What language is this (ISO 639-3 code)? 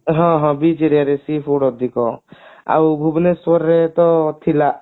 ori